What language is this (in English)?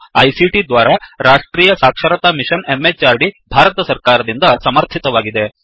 Kannada